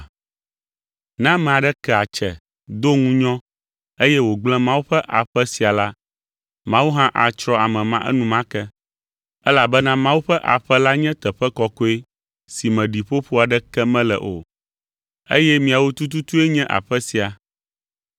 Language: Ewe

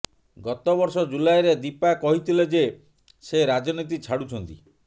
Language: Odia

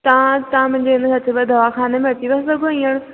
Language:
Sindhi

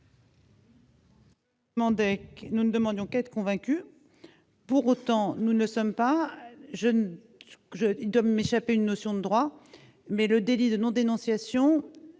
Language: French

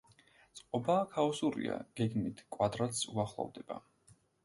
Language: Georgian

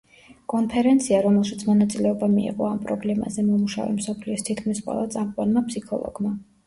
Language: Georgian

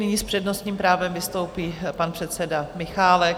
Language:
Czech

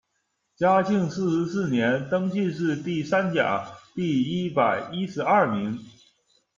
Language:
Chinese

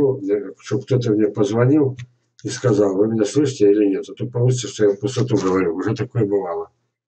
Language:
Russian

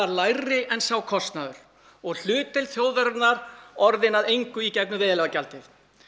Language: Icelandic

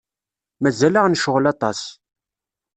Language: Kabyle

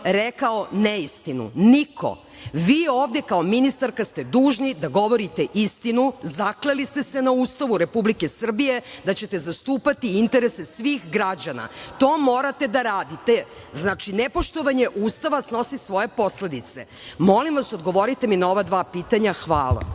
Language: Serbian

